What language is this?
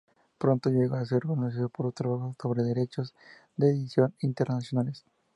Spanish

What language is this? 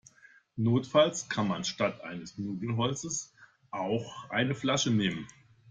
German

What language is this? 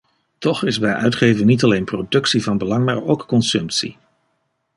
Dutch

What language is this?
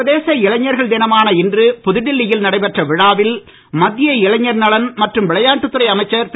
Tamil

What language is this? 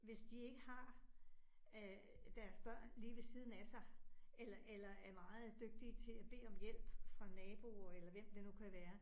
Danish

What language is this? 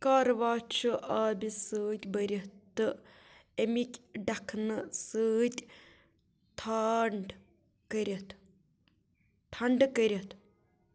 Kashmiri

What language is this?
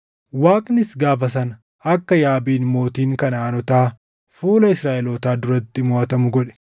Oromo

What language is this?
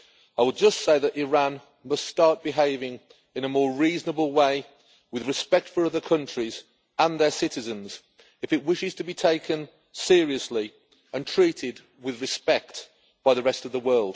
English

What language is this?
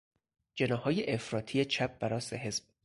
Persian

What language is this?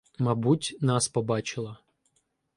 Ukrainian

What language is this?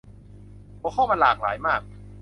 Thai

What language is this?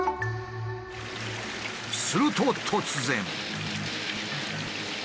Japanese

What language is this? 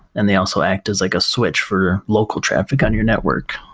English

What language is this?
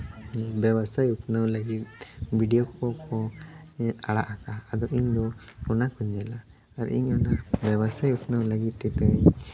Santali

